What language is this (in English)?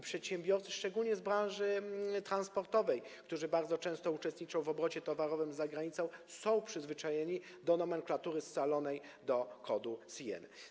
Polish